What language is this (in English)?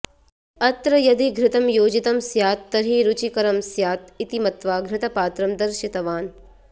Sanskrit